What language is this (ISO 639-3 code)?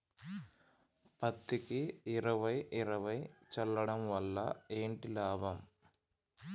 tel